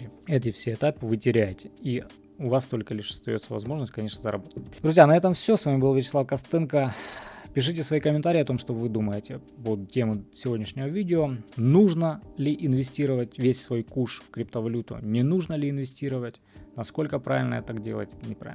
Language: Russian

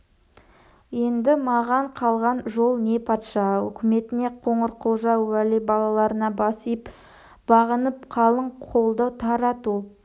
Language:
Kazakh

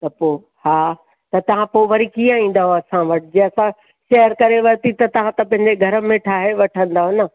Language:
Sindhi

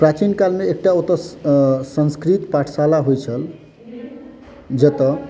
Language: Maithili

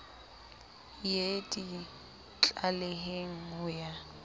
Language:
Southern Sotho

